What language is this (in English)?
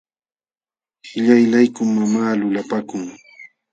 Jauja Wanca Quechua